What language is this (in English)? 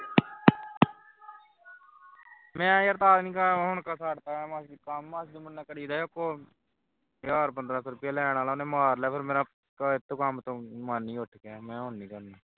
Punjabi